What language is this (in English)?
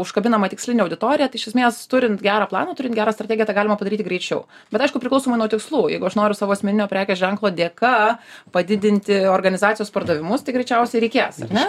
Lithuanian